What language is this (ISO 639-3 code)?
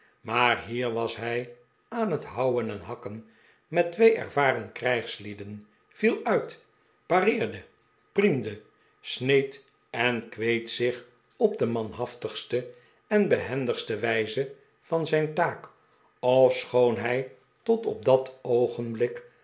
nld